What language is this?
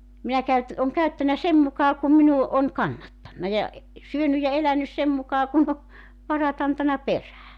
Finnish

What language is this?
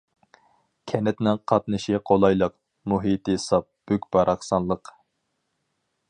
Uyghur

